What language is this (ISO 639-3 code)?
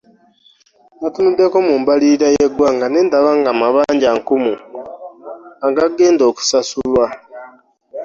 lug